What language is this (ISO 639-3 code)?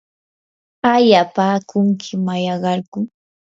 qur